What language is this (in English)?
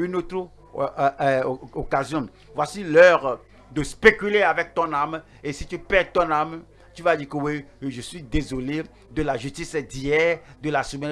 French